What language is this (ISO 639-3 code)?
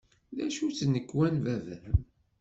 kab